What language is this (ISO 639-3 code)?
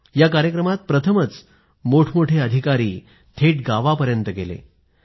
mar